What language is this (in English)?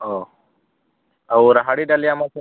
Odia